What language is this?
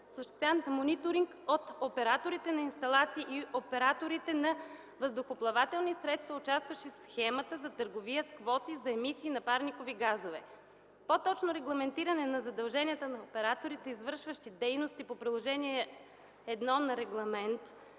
Bulgarian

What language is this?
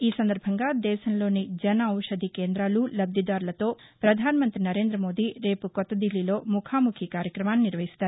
Telugu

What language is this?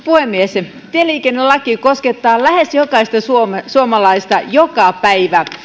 Finnish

